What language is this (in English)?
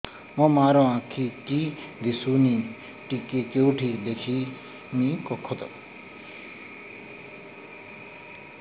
Odia